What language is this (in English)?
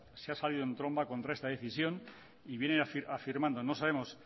Spanish